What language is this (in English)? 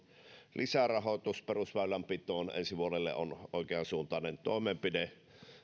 Finnish